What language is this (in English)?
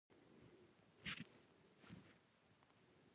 Pashto